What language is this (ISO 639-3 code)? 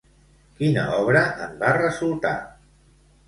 cat